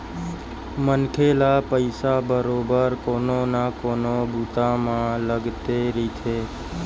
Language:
Chhattisgarhi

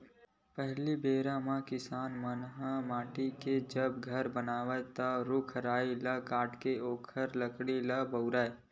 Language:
Chhattisgarhi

